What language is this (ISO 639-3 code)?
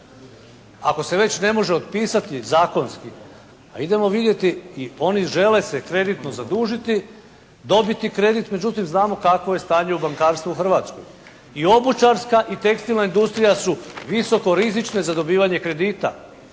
hrv